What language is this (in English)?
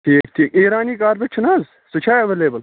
Kashmiri